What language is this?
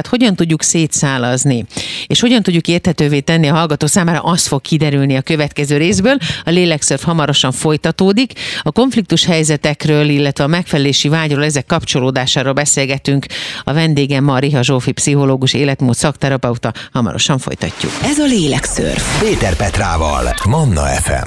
Hungarian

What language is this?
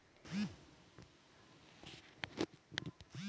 Hindi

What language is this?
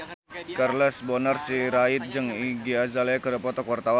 Sundanese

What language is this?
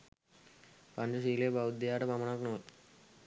Sinhala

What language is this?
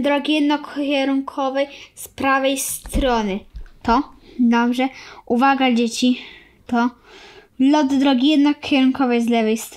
Polish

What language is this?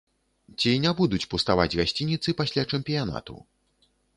Belarusian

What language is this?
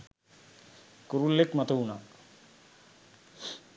Sinhala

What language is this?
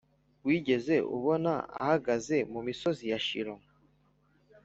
Kinyarwanda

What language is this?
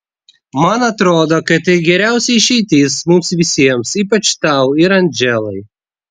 Lithuanian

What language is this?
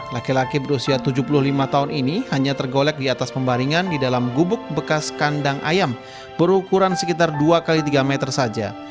Indonesian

